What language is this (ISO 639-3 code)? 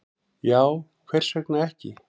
isl